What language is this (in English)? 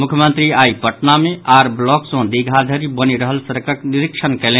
Maithili